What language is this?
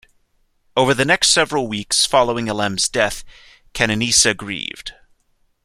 English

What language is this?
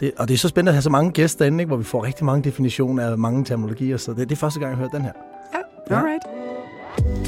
Danish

